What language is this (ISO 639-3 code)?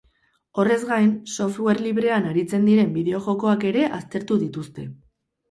eus